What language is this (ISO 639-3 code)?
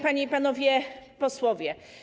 pol